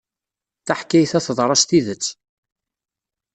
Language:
Kabyle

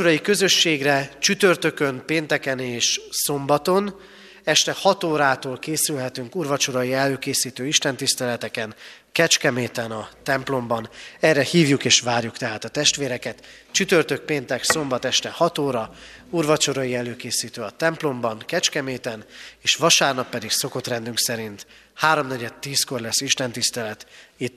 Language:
Hungarian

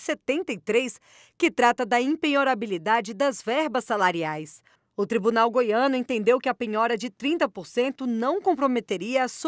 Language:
Portuguese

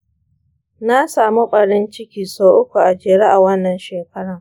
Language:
Hausa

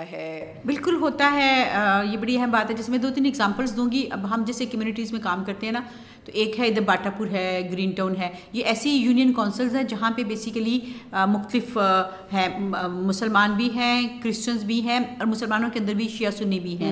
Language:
Urdu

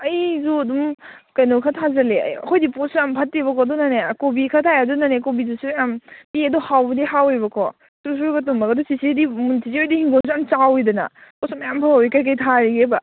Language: Manipuri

